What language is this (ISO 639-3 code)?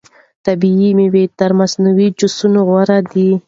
pus